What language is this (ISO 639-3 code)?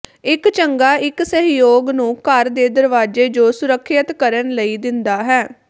pan